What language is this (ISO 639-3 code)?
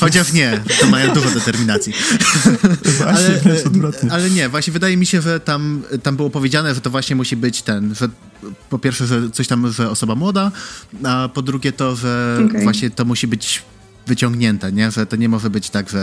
pol